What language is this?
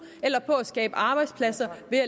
Danish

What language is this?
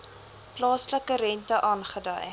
Afrikaans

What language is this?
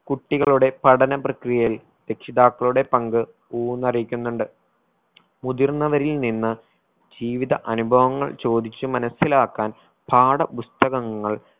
Malayalam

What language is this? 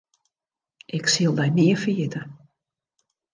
Western Frisian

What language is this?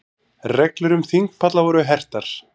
Icelandic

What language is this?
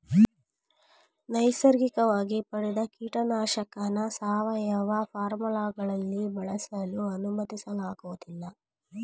Kannada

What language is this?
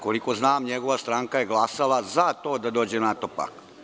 Serbian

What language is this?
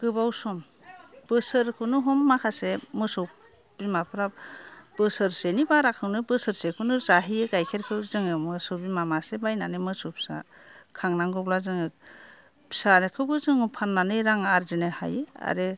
Bodo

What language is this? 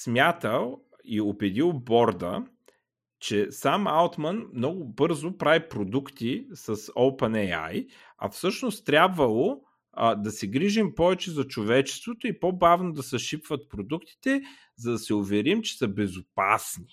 Bulgarian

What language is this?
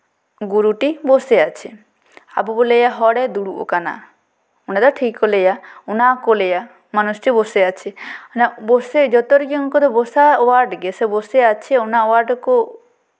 Santali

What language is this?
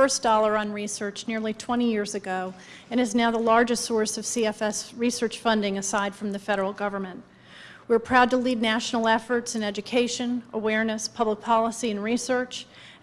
English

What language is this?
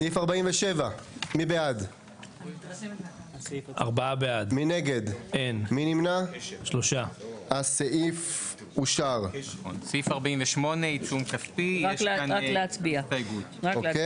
Hebrew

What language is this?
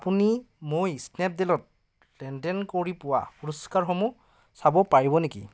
Assamese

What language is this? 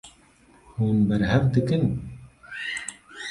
Kurdish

